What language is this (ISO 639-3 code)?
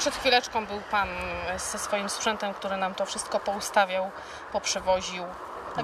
pol